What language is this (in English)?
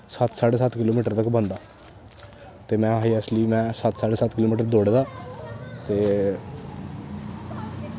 Dogri